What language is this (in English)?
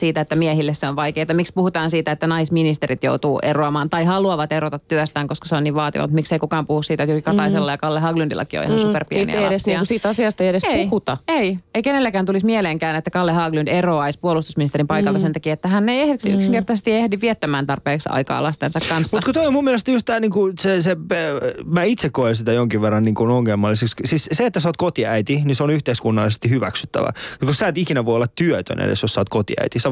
Finnish